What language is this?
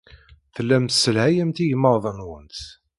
Kabyle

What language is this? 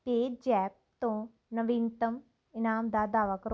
Punjabi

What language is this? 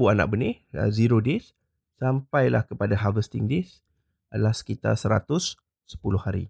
Malay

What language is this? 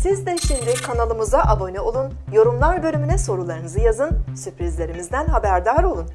Turkish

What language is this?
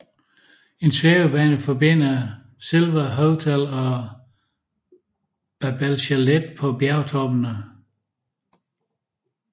Danish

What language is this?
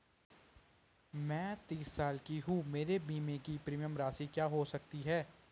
Hindi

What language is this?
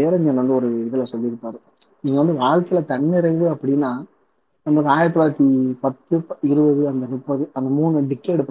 Tamil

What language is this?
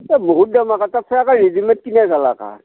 Assamese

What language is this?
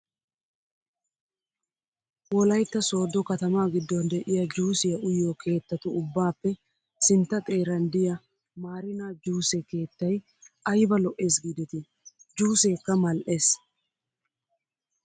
Wolaytta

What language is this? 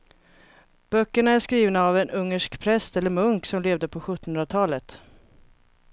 Swedish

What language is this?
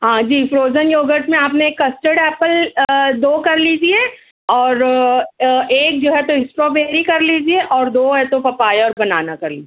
Urdu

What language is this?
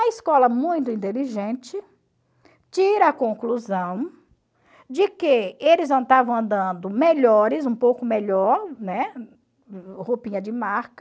Portuguese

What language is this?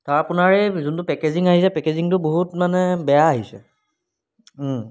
Assamese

